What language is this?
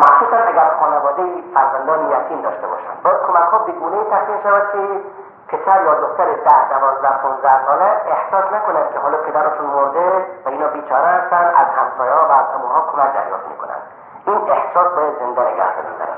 Persian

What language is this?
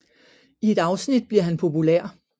Danish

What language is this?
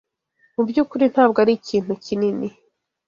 Kinyarwanda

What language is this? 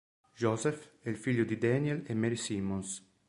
Italian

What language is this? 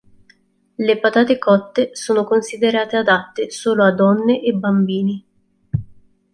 Italian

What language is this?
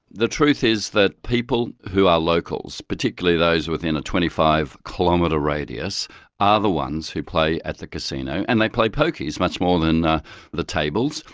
English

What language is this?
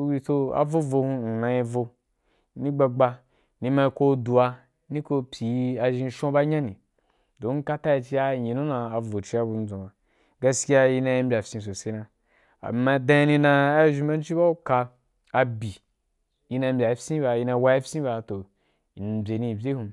Wapan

